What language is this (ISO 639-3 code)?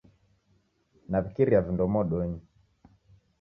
dav